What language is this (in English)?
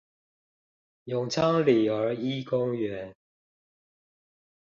Chinese